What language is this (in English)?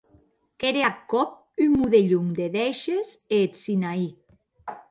Occitan